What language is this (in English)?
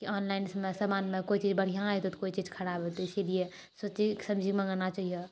Maithili